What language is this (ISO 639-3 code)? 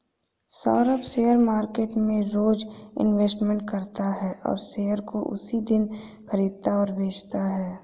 hin